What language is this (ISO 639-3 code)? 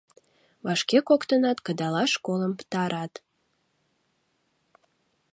chm